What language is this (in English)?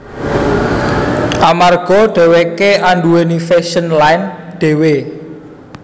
Javanese